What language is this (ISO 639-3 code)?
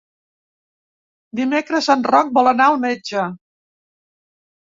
cat